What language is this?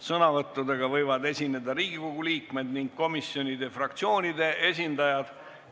Estonian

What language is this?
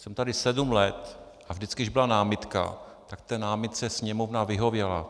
Czech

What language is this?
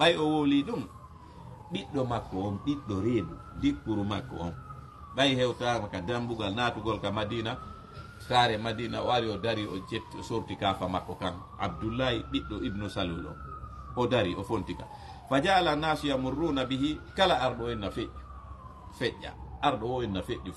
Indonesian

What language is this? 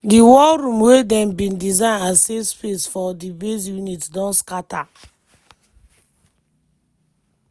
Nigerian Pidgin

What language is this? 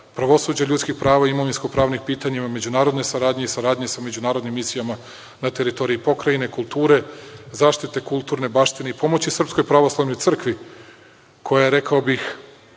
Serbian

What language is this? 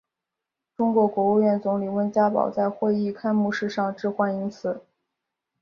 Chinese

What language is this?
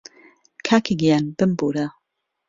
Central Kurdish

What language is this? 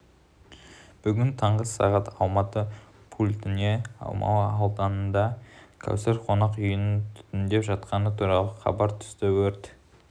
Kazakh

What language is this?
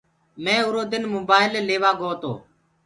Gurgula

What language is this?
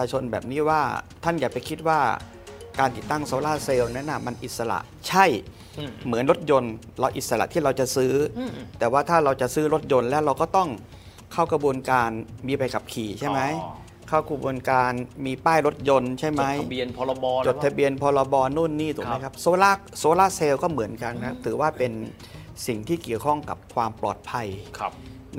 Thai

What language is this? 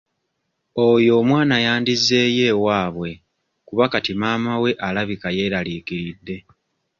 Ganda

